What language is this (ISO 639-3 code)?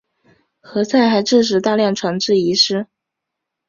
zho